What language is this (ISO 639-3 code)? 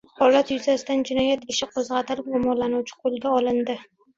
uzb